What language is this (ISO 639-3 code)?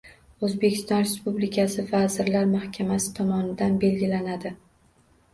uzb